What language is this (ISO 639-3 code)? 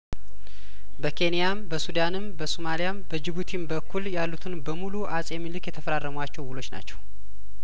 amh